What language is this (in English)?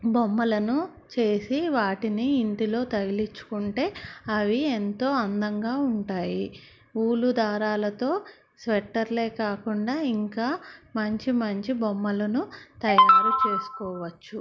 Telugu